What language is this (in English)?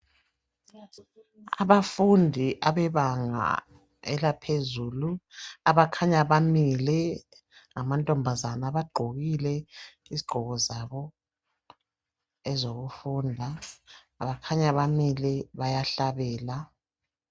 North Ndebele